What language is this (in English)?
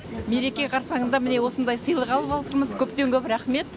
Kazakh